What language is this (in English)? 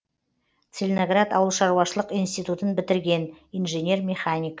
Kazakh